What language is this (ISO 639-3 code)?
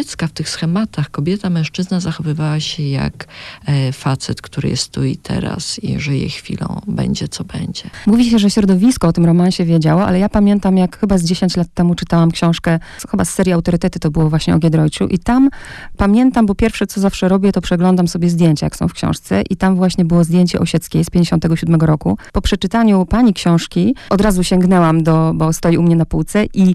pol